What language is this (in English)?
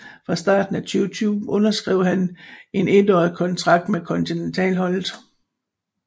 Danish